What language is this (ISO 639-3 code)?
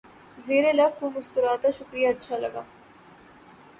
urd